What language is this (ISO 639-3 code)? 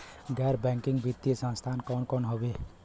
bho